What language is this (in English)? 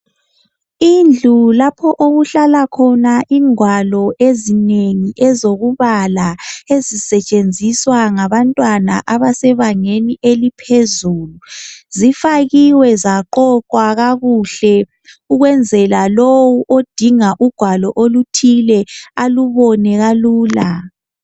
North Ndebele